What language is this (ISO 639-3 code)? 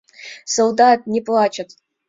chm